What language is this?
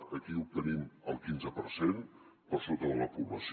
Catalan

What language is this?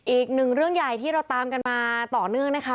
Thai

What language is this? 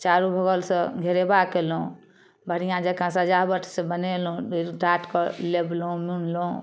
Maithili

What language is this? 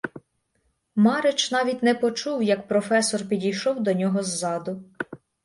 Ukrainian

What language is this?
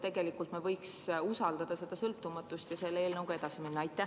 Estonian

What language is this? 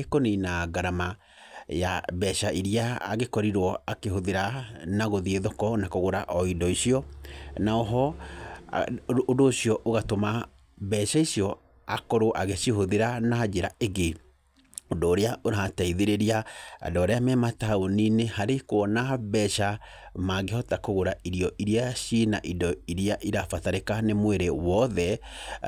Kikuyu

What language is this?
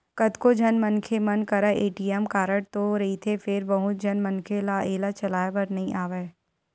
Chhattisgarhi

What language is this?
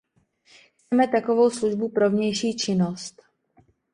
Czech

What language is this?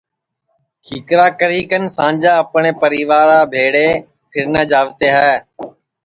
Sansi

